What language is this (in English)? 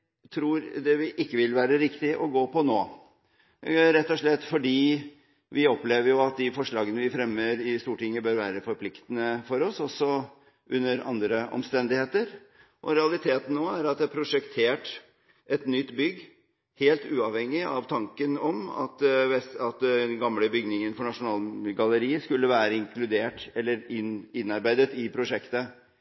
Norwegian Bokmål